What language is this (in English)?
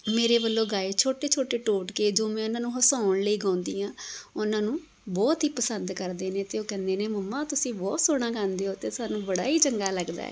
Punjabi